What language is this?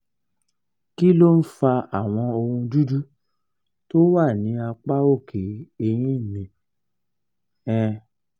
Yoruba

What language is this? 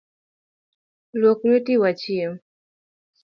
Luo (Kenya and Tanzania)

